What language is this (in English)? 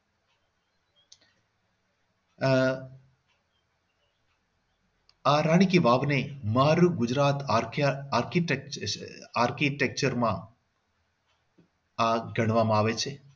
Gujarati